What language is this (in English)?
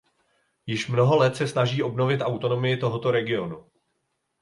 Czech